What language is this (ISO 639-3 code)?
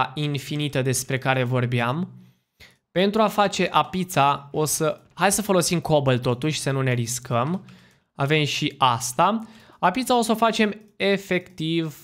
ron